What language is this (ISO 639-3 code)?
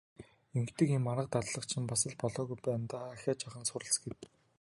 mon